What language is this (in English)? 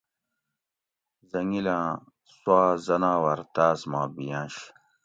Gawri